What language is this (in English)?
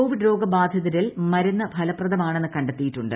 Malayalam